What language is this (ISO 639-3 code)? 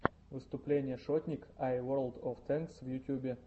rus